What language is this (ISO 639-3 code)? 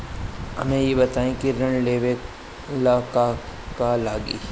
bho